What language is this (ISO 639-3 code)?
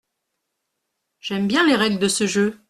fra